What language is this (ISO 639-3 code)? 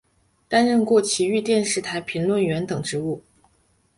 zho